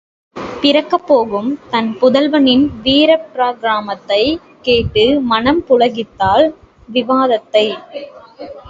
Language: Tamil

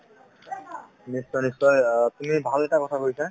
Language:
Assamese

